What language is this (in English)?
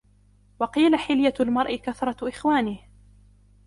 Arabic